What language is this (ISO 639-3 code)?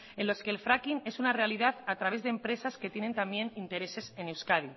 spa